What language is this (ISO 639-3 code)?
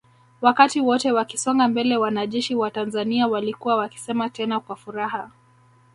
swa